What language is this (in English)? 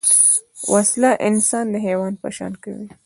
Pashto